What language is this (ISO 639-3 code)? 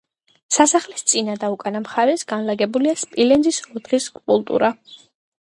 kat